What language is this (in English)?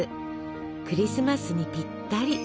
Japanese